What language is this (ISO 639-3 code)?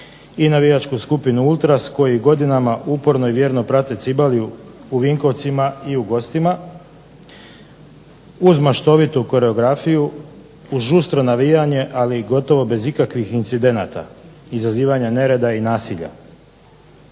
hrv